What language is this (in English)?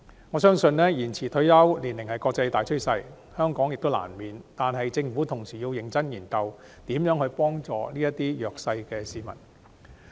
Cantonese